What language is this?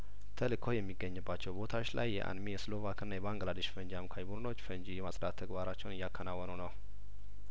Amharic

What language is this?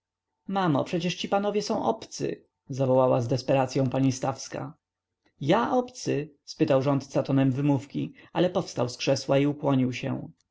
Polish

